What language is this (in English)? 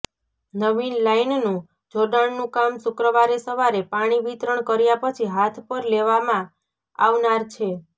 Gujarati